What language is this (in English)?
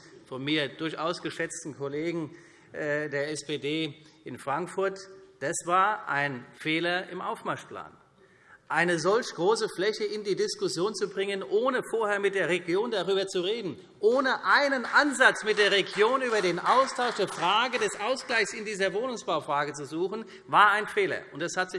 German